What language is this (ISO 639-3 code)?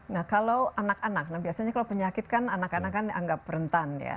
ind